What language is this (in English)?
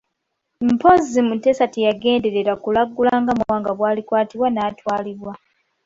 Ganda